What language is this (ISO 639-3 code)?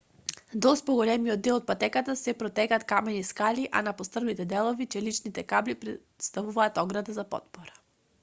mkd